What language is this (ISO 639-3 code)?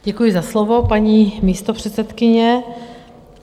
ces